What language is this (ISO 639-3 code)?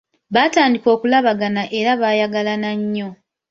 lug